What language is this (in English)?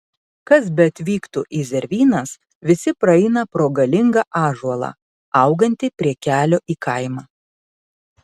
Lithuanian